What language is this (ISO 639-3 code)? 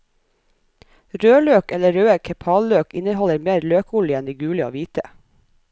nor